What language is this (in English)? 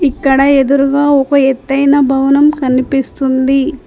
Telugu